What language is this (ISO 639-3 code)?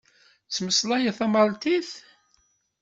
kab